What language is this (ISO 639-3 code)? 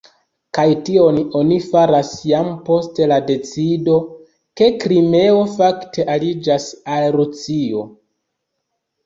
epo